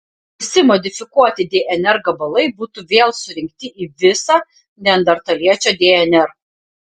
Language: Lithuanian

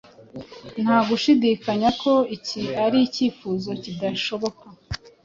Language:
Kinyarwanda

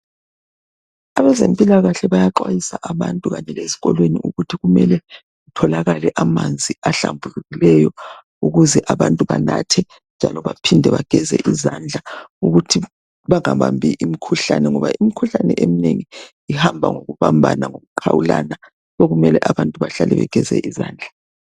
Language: North Ndebele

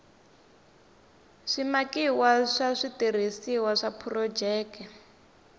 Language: Tsonga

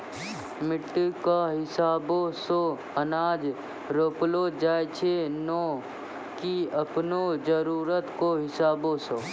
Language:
Maithili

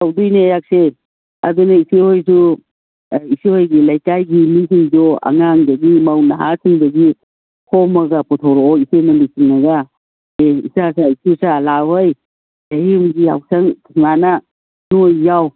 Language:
Manipuri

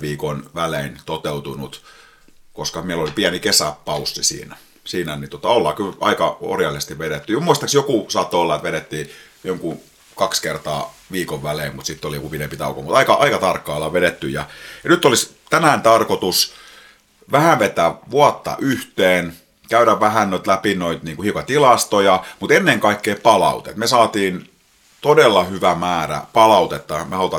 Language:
Finnish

